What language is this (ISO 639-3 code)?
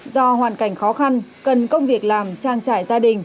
vie